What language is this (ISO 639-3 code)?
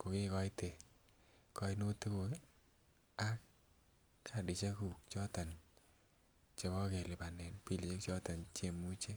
kln